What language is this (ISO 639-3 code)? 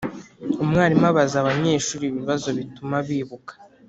kin